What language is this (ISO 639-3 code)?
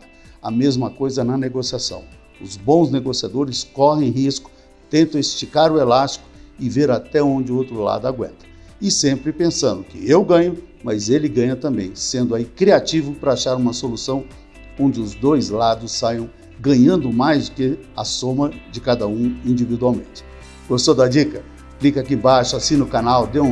por